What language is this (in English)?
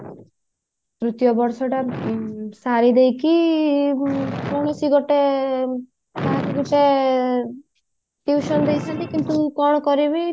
Odia